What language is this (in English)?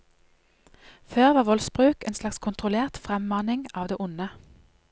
Norwegian